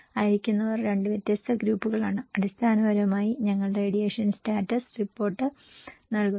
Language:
Malayalam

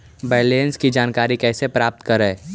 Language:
Magahi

